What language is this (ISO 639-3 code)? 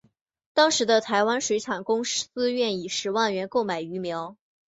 zho